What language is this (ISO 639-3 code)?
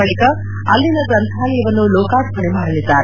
kan